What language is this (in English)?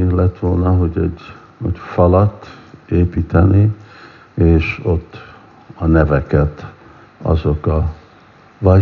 Hungarian